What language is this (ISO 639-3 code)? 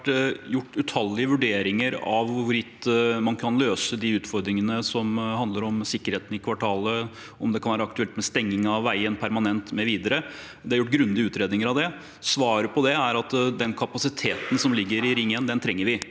nor